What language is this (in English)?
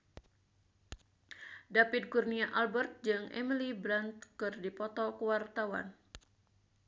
Sundanese